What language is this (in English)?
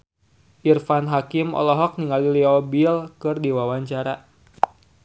Sundanese